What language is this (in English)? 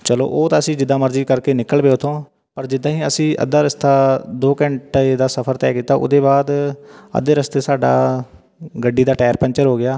Punjabi